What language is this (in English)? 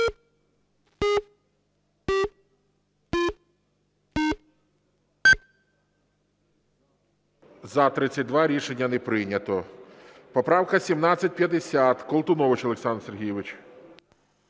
Ukrainian